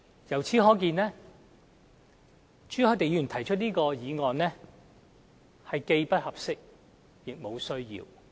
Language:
Cantonese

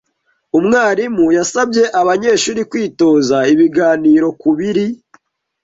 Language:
Kinyarwanda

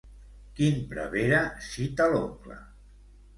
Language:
Catalan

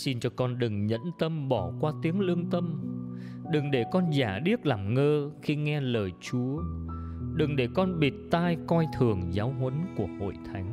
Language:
Vietnamese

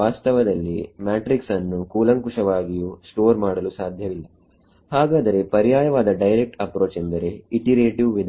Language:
Kannada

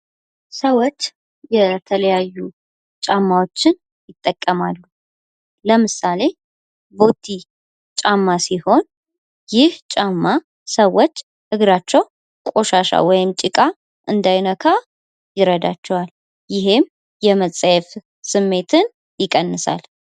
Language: Amharic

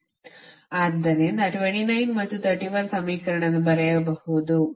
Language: Kannada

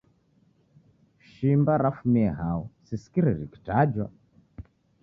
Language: Taita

